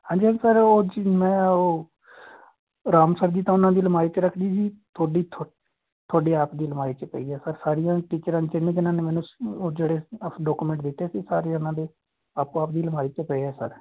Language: Punjabi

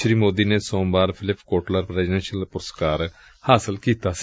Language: Punjabi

